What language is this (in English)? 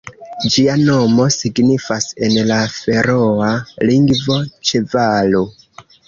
Esperanto